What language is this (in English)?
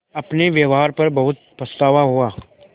Hindi